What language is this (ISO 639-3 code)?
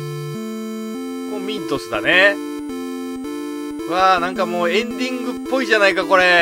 jpn